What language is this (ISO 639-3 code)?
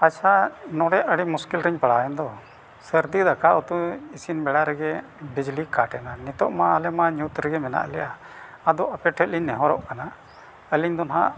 sat